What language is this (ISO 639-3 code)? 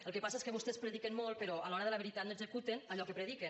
cat